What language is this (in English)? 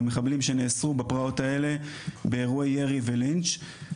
Hebrew